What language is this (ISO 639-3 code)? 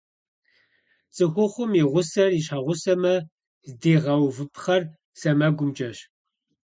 kbd